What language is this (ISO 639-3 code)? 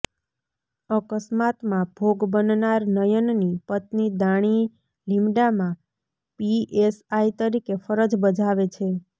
guj